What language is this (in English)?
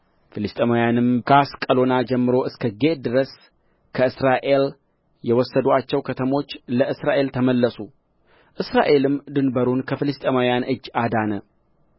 Amharic